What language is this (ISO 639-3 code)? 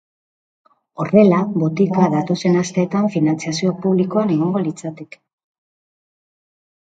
eus